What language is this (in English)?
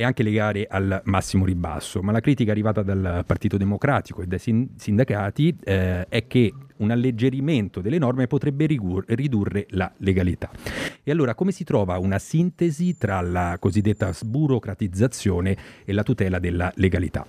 Italian